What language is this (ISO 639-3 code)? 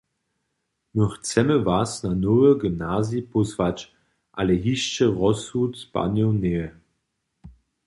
hsb